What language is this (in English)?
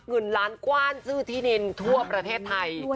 Thai